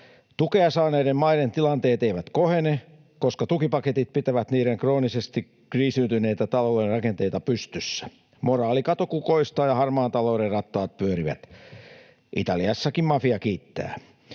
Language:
Finnish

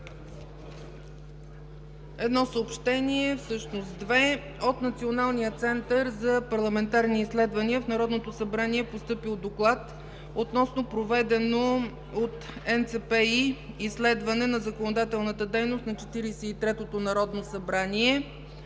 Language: Bulgarian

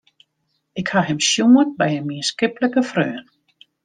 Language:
Western Frisian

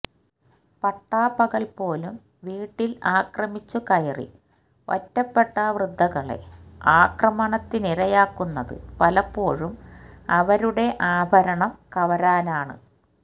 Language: Malayalam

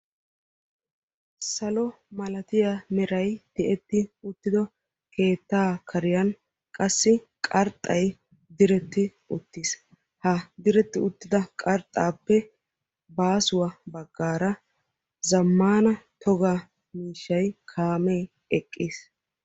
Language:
Wolaytta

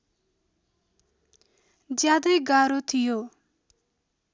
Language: Nepali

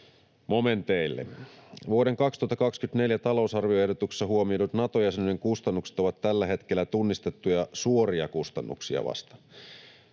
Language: Finnish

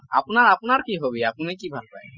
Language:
Assamese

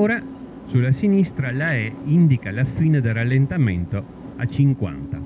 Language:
Italian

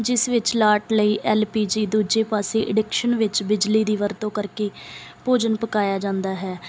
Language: Punjabi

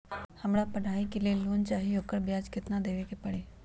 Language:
Magahi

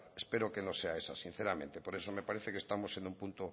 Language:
Spanish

